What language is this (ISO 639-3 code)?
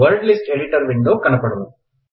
tel